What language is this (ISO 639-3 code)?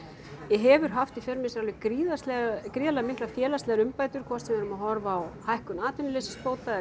isl